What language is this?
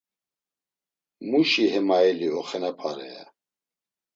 Laz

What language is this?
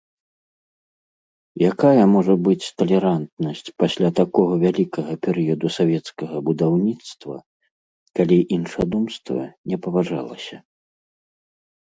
Belarusian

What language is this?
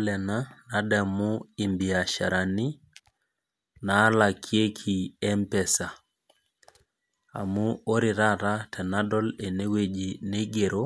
Masai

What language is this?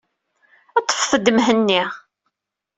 Kabyle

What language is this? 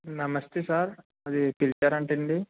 Telugu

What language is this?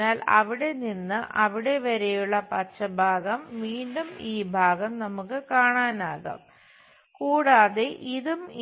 Malayalam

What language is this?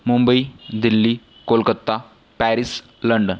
Marathi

